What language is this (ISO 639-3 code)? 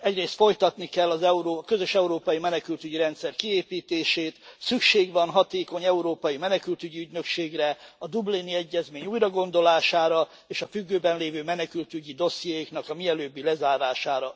hun